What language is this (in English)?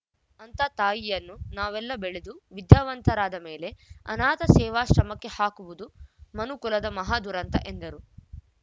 Kannada